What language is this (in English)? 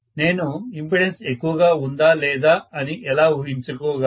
Telugu